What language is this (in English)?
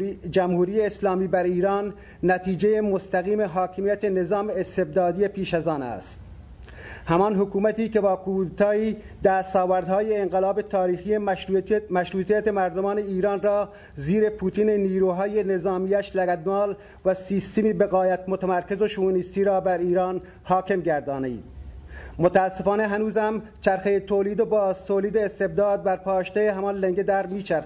Persian